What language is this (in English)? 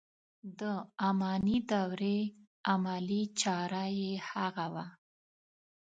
Pashto